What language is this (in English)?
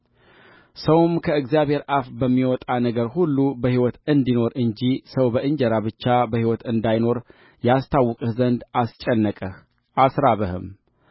Amharic